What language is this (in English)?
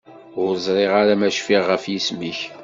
Kabyle